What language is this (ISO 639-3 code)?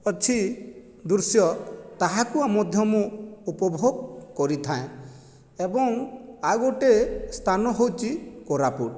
ori